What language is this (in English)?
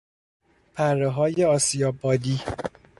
Persian